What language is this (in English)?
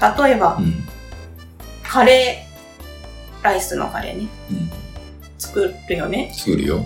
Japanese